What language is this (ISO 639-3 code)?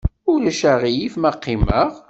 kab